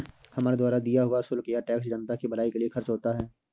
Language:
Hindi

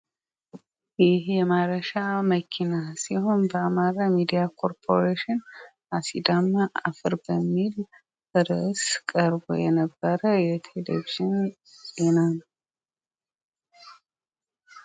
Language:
Amharic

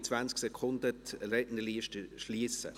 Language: Swiss German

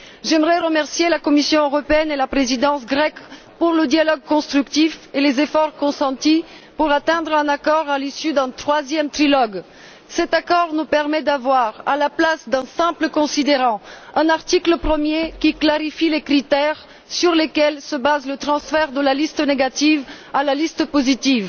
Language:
French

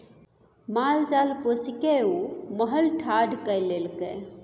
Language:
Maithili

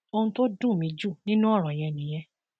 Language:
Yoruba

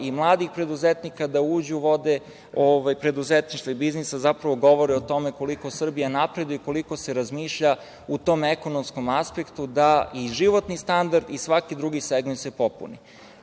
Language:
Serbian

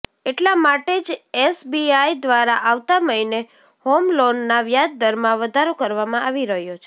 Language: Gujarati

